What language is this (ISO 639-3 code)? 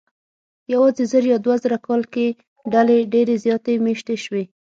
pus